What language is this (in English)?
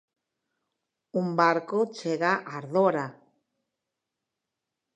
Galician